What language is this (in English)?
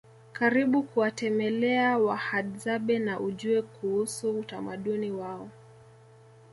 Swahili